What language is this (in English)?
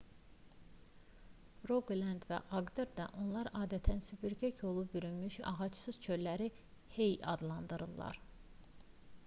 Azerbaijani